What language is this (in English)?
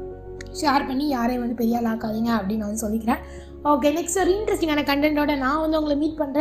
Tamil